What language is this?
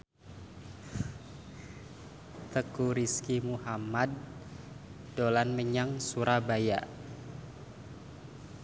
Javanese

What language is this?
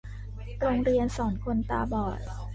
Thai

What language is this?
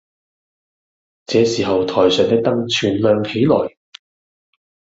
Cantonese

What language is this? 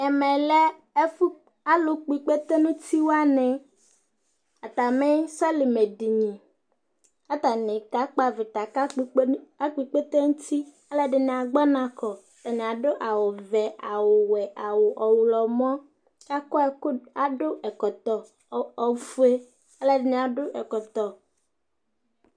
Ikposo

